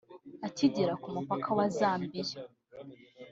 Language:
Kinyarwanda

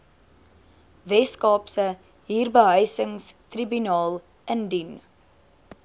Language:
Afrikaans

